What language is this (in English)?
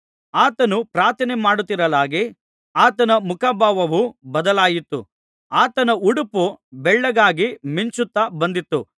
Kannada